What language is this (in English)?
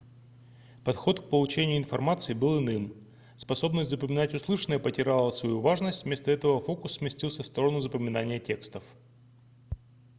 Russian